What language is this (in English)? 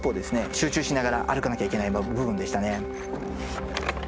Japanese